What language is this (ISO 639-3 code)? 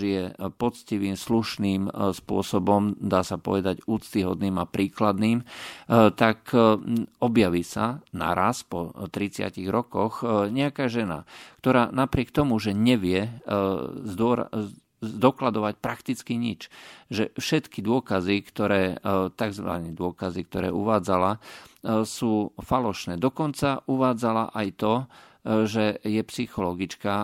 slk